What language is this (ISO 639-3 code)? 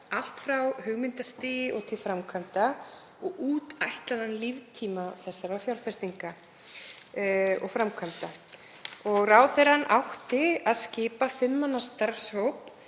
isl